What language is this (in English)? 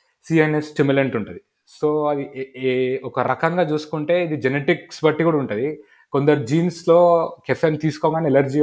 Telugu